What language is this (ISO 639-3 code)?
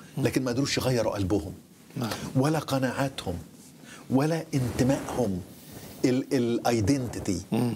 ara